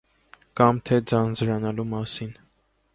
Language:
Armenian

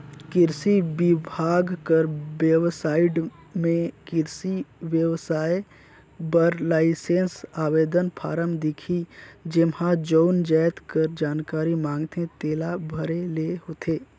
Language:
Chhattisgarhi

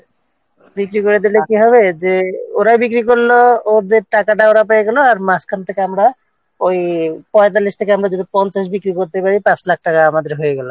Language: Bangla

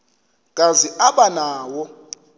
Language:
Xhosa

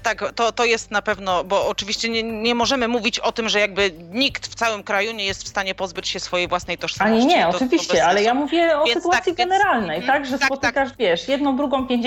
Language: Polish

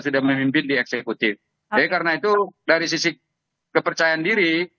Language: Indonesian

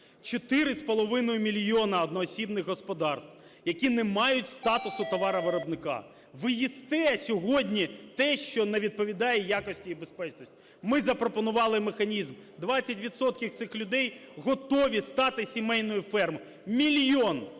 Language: Ukrainian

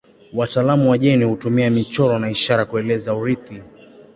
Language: Swahili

